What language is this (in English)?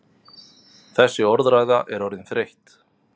Icelandic